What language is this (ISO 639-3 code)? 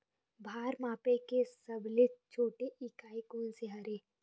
hne